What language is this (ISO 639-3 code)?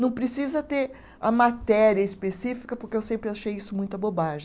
por